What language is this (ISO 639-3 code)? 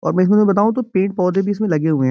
hin